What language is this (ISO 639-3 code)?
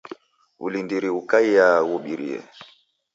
dav